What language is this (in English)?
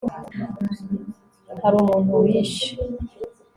Kinyarwanda